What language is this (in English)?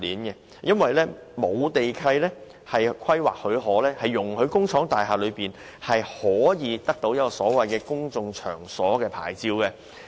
Cantonese